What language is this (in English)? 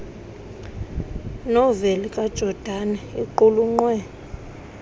Xhosa